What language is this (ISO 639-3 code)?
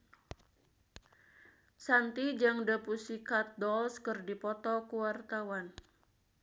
sun